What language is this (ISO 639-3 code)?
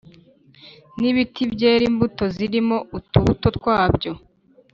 kin